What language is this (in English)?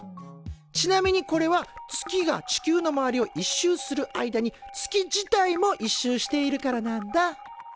Japanese